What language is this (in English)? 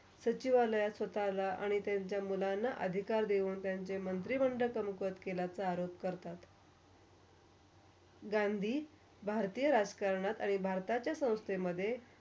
Marathi